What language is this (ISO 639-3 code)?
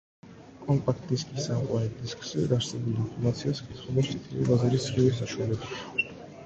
kat